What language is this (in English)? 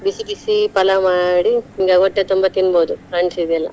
Kannada